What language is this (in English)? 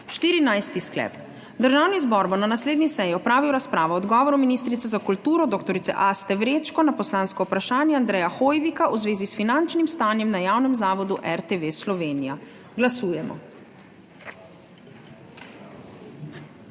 Slovenian